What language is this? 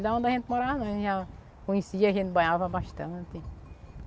Portuguese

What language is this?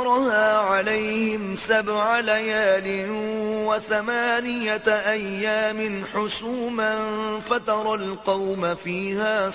Urdu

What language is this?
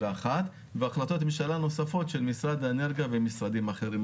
Hebrew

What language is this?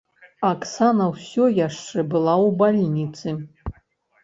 Belarusian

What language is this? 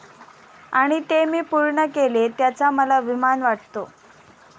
Marathi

